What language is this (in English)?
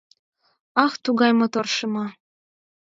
Mari